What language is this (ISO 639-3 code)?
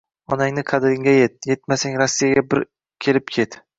uzb